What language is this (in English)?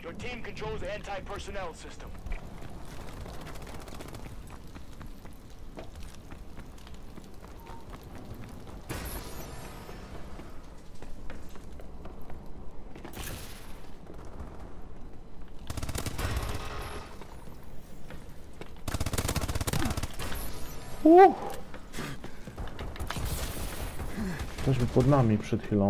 Polish